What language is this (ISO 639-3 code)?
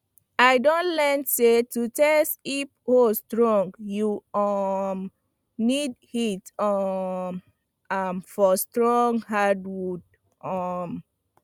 pcm